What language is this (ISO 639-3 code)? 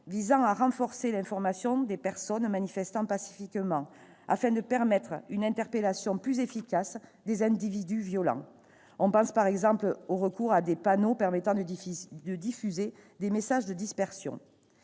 fra